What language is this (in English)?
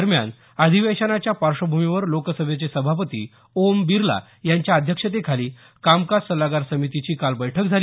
Marathi